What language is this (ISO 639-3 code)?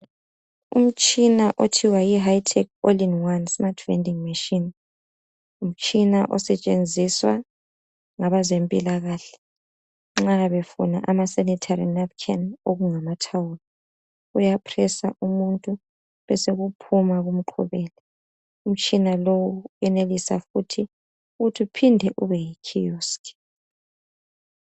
nde